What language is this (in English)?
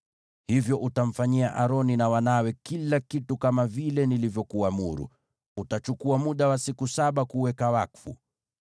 Swahili